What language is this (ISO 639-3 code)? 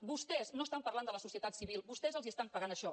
cat